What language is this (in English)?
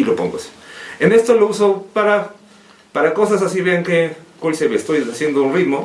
Spanish